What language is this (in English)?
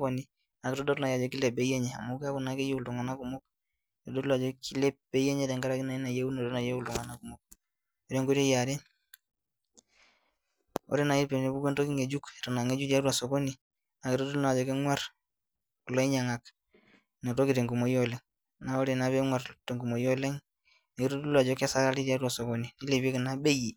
Masai